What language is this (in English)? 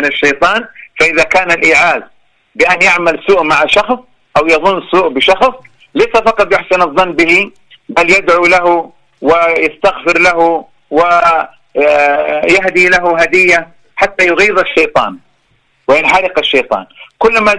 Arabic